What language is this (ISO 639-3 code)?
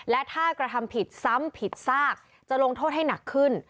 tha